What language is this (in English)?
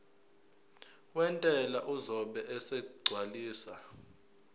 Zulu